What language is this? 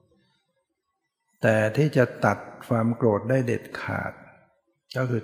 Thai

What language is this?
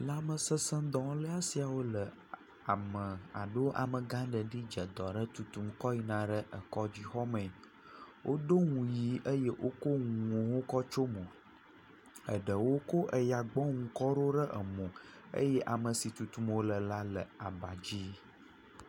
Ewe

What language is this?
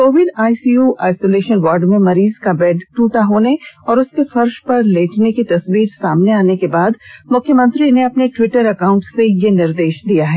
Hindi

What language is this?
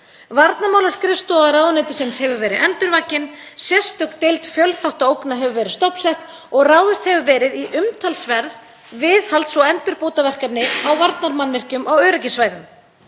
Icelandic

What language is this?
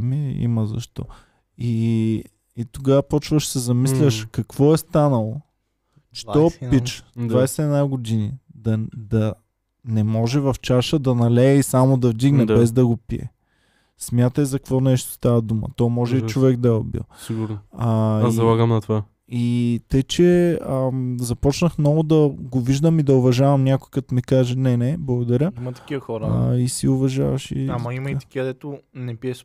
Bulgarian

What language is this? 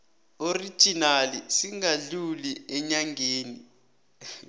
South Ndebele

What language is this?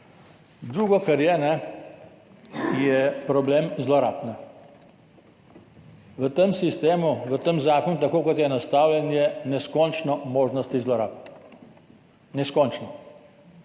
Slovenian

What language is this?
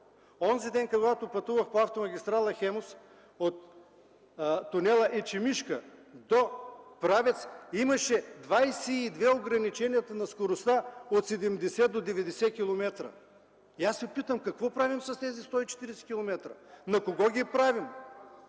Bulgarian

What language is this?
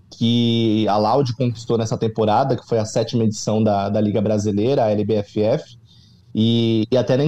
Portuguese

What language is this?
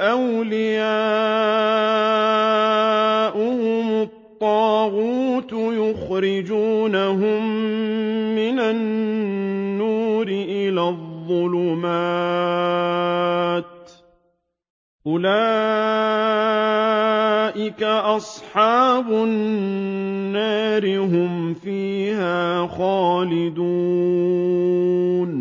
Arabic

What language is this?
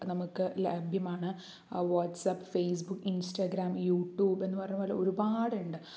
Malayalam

